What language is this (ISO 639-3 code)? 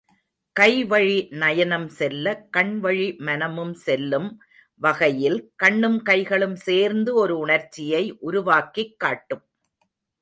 tam